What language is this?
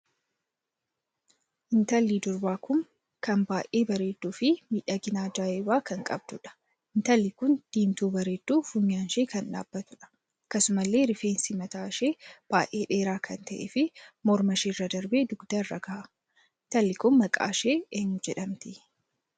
Oromo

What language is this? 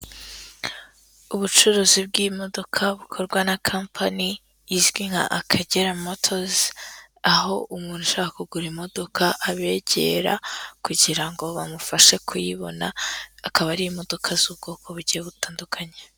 Kinyarwanda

